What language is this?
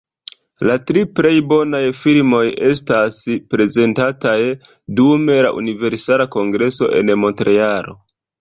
Esperanto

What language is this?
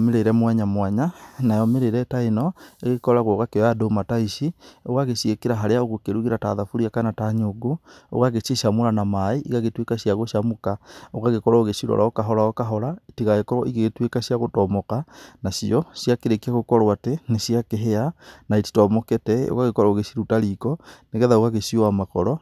Kikuyu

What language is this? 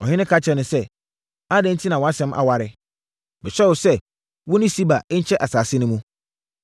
Akan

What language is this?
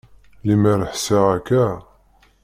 Kabyle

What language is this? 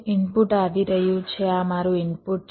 Gujarati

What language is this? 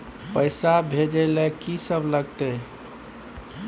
Maithili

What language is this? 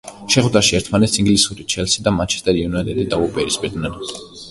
Georgian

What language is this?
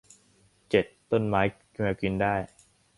Thai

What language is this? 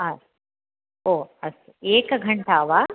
Sanskrit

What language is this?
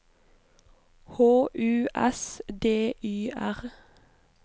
Norwegian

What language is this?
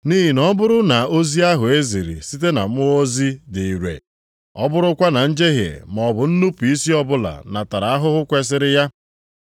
Igbo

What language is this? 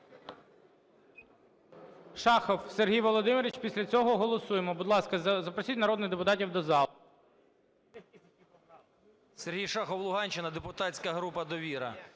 Ukrainian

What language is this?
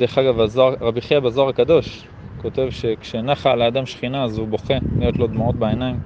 Hebrew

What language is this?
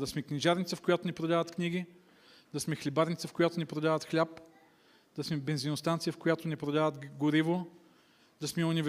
Bulgarian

